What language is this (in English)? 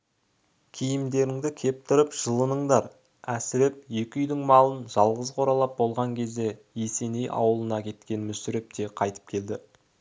Kazakh